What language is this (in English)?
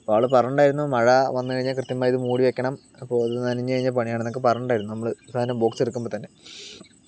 Malayalam